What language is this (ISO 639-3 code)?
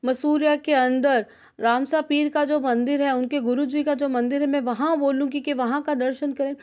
hin